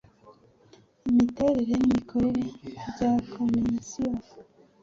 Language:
Kinyarwanda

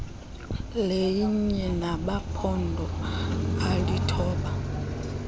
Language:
Xhosa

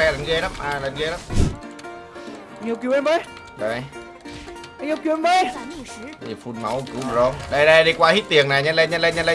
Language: Vietnamese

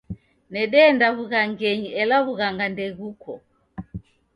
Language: Taita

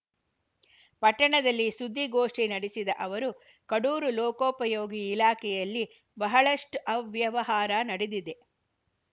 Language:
Kannada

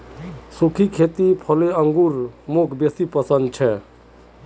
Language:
Magahi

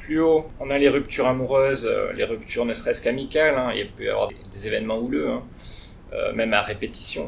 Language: French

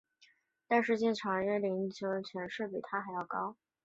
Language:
Chinese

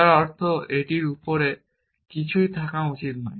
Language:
Bangla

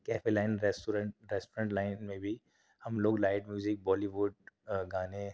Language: Urdu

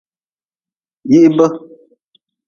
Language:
Nawdm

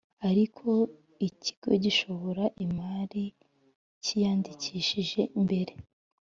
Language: Kinyarwanda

